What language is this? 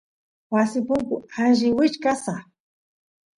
Santiago del Estero Quichua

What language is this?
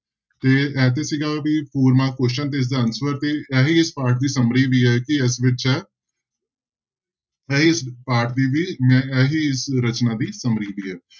Punjabi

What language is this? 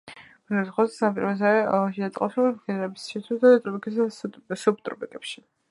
Georgian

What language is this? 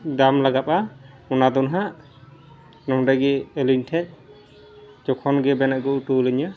Santali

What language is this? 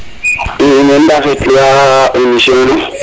Serer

